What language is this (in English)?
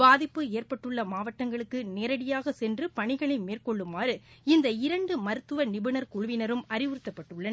Tamil